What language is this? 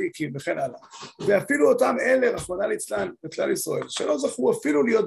Hebrew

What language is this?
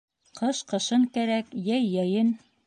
Bashkir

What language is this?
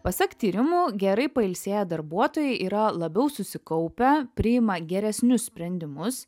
Lithuanian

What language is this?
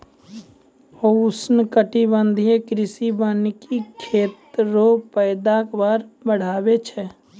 Maithili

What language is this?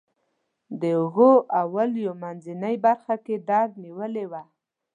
Pashto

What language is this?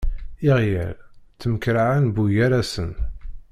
Kabyle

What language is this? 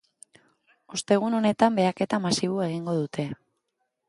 Basque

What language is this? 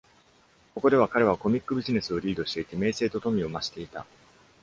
Japanese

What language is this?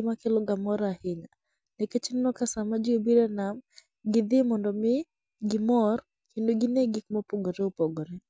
Luo (Kenya and Tanzania)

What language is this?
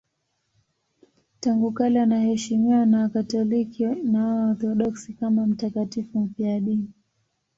Swahili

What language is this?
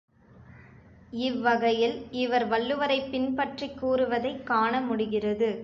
Tamil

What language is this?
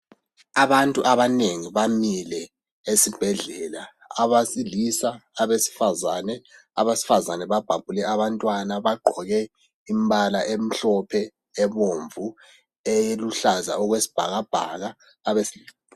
North Ndebele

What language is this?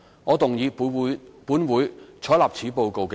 Cantonese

